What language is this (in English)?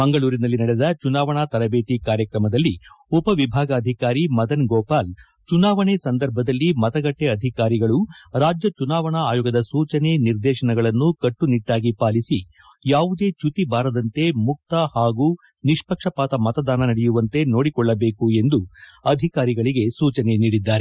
Kannada